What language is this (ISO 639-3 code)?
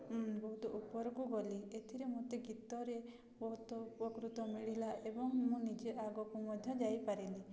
ori